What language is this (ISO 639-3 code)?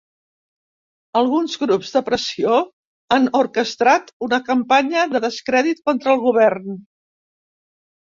cat